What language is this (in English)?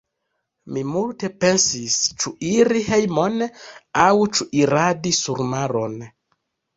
Esperanto